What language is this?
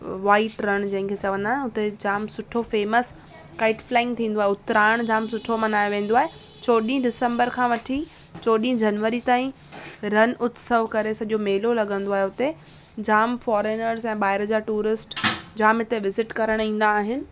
Sindhi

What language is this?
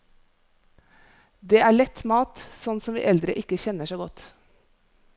Norwegian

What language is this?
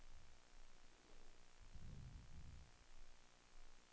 Swedish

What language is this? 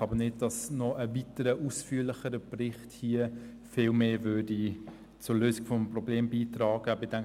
Swiss German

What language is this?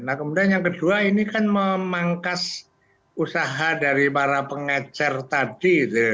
Indonesian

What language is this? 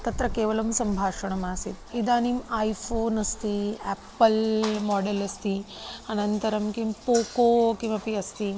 Sanskrit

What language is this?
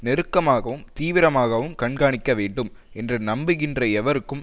Tamil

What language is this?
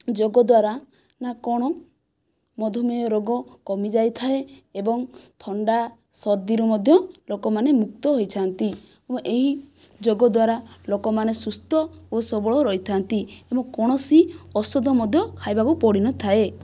Odia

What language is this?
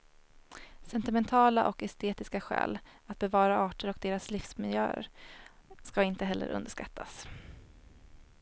Swedish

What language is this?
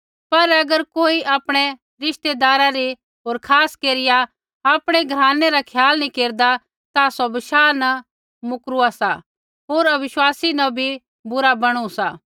Kullu Pahari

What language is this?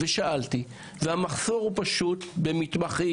Hebrew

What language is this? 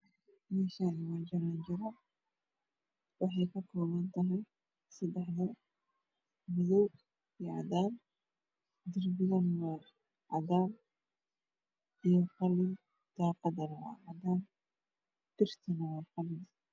Somali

